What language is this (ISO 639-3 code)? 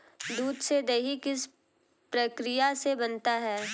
hin